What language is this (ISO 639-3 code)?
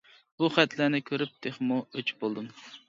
uig